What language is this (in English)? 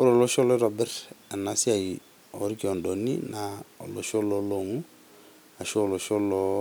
Masai